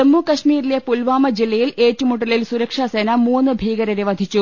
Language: Malayalam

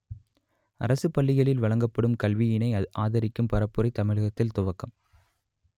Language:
Tamil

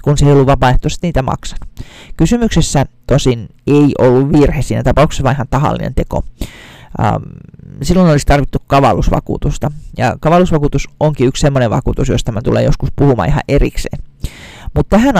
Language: Finnish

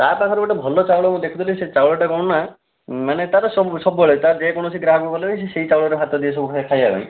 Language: Odia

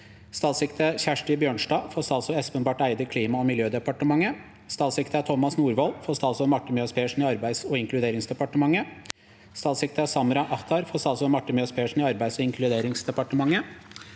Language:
Norwegian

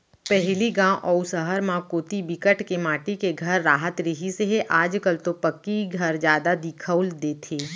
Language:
Chhattisgarhi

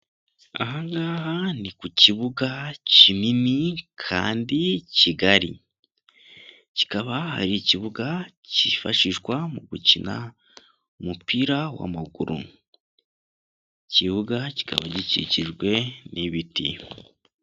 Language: Kinyarwanda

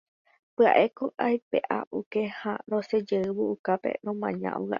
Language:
Guarani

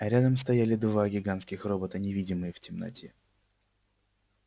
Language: Russian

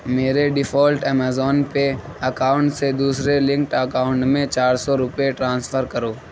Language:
Urdu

